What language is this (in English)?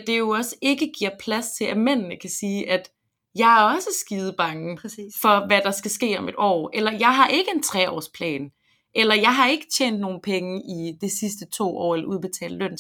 Danish